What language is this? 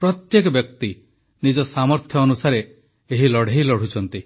Odia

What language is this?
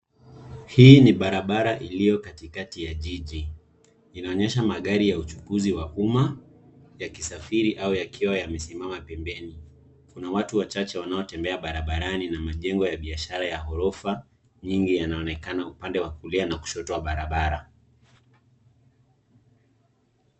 Swahili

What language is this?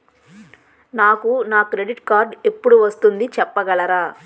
Telugu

